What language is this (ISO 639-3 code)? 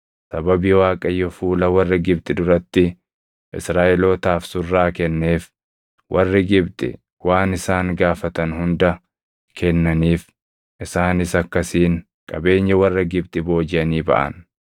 orm